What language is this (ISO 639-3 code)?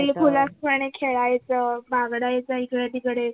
mar